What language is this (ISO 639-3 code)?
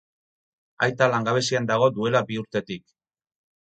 eus